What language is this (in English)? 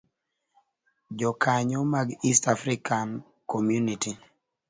Luo (Kenya and Tanzania)